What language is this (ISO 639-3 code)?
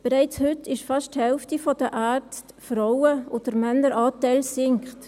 gsw